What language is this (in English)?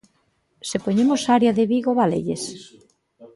Galician